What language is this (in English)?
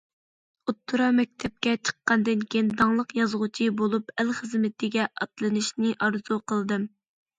Uyghur